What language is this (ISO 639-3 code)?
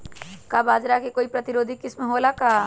mag